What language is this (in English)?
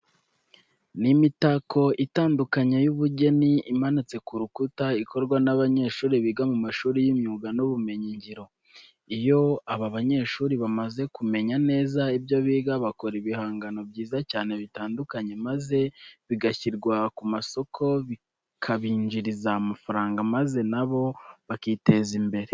Kinyarwanda